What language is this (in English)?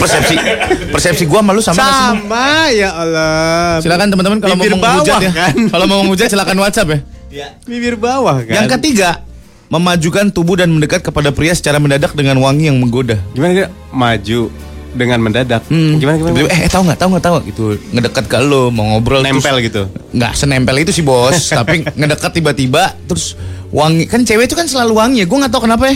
Indonesian